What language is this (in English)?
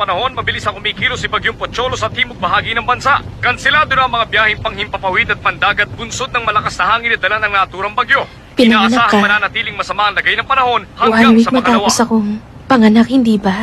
Filipino